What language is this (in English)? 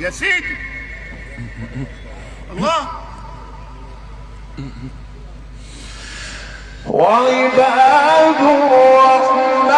Arabic